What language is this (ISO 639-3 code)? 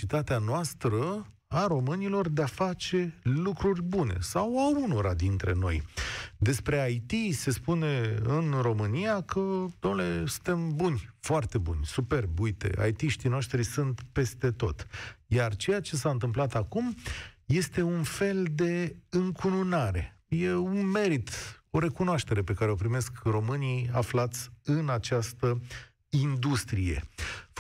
ron